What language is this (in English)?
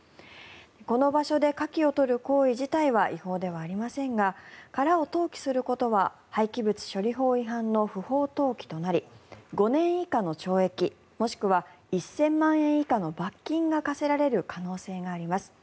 Japanese